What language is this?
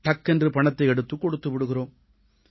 Tamil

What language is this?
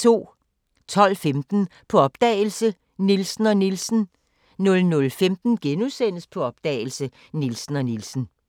Danish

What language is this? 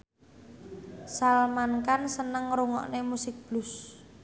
Javanese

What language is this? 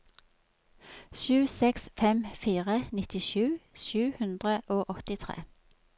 Norwegian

